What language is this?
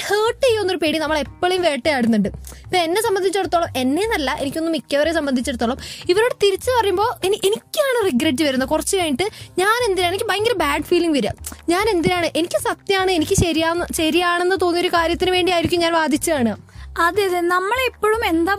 Malayalam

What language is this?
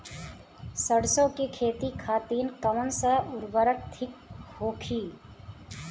Bhojpuri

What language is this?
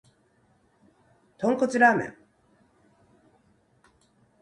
Japanese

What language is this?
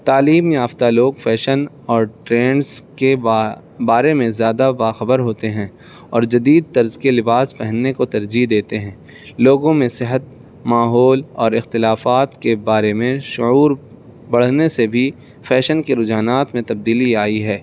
Urdu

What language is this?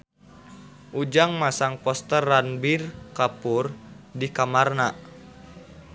Sundanese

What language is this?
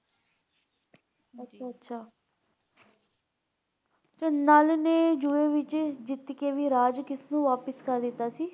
Punjabi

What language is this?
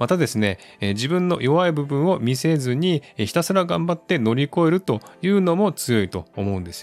Japanese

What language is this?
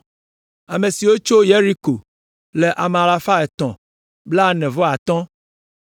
Ewe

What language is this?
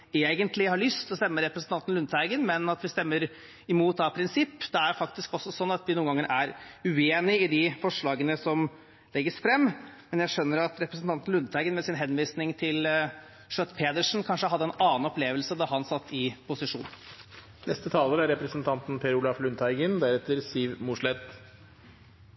Norwegian Bokmål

